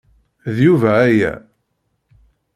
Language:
Kabyle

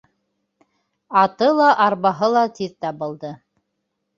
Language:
Bashkir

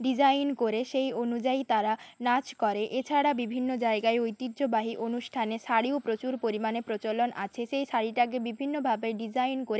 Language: Bangla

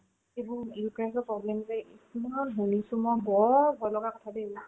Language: Assamese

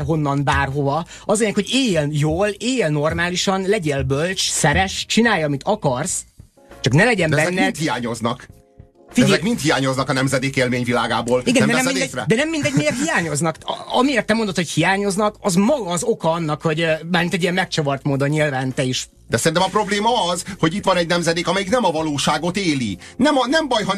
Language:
Hungarian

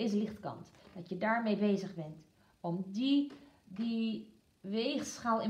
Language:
Dutch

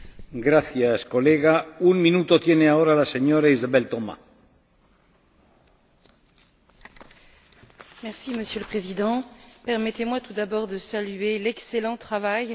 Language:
French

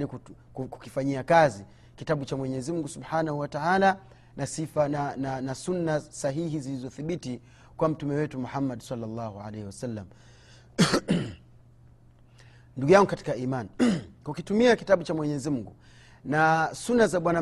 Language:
Swahili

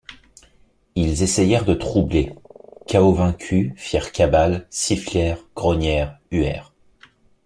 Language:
French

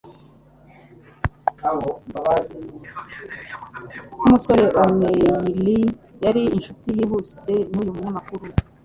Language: Kinyarwanda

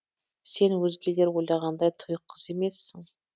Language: Kazakh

